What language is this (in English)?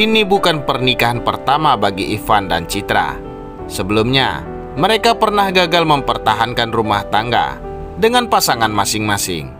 Indonesian